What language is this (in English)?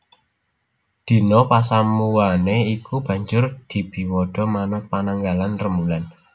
Javanese